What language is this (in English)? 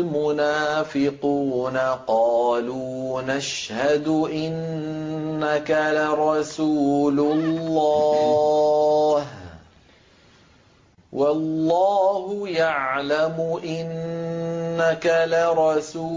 Arabic